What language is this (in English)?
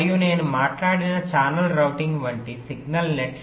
Telugu